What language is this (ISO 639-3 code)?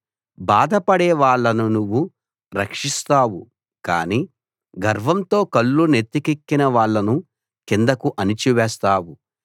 tel